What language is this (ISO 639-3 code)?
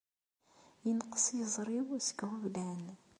kab